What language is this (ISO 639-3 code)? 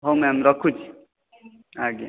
ori